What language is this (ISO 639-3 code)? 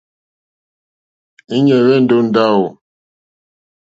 bri